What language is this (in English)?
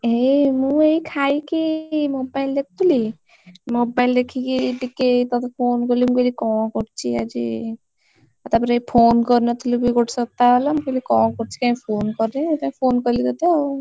Odia